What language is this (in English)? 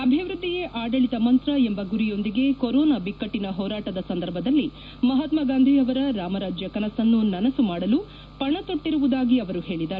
Kannada